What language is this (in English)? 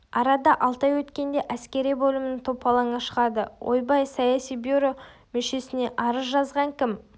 Kazakh